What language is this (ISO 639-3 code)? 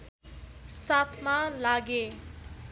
nep